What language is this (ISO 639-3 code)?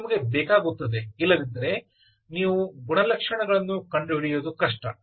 kan